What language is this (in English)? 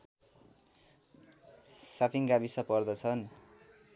Nepali